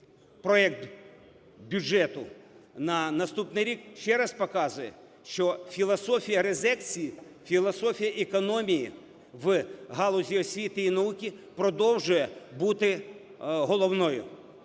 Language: Ukrainian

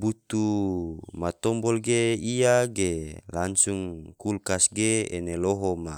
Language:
Tidore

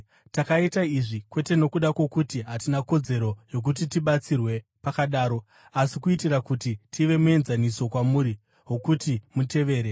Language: Shona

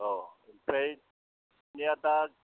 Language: Bodo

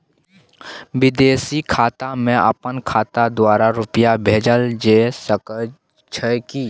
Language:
Maithili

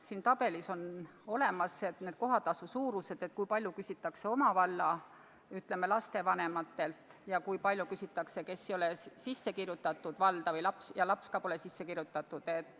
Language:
Estonian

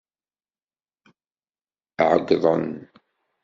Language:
Kabyle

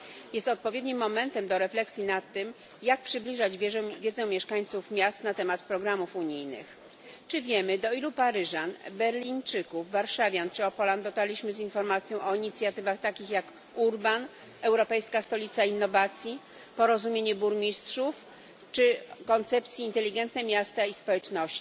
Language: Polish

